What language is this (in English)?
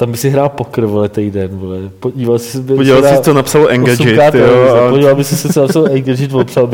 Czech